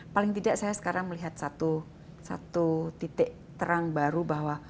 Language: Indonesian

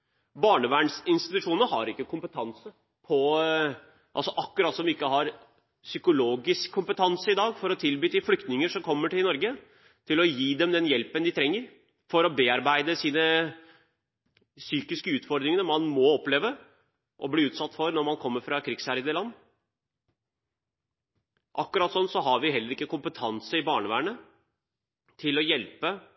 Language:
Norwegian Bokmål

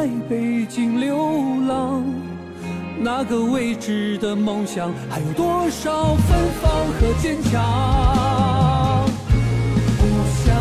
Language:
Chinese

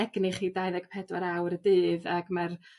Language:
Welsh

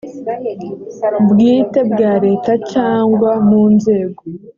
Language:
Kinyarwanda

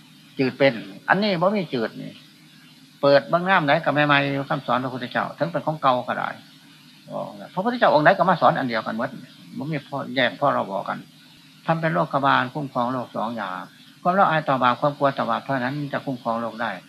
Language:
Thai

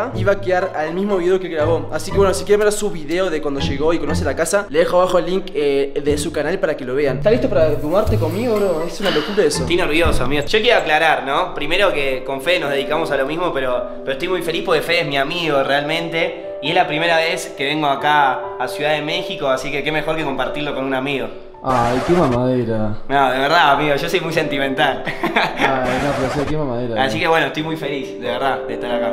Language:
Spanish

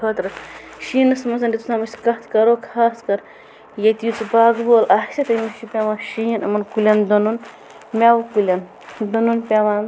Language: Kashmiri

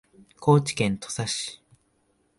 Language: Japanese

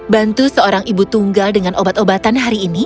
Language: Indonesian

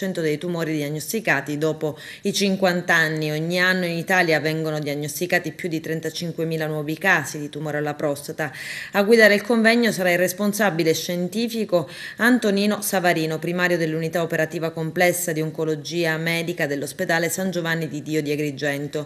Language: Italian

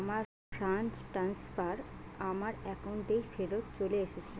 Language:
Bangla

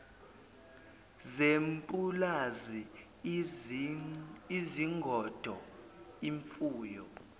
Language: Zulu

